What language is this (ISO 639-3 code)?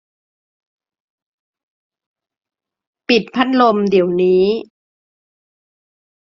tha